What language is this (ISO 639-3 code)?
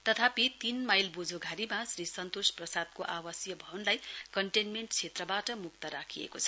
nep